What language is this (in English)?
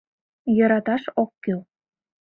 Mari